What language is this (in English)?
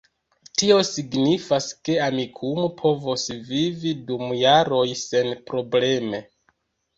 Esperanto